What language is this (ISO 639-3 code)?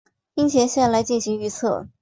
zho